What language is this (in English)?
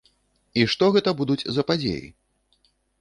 Belarusian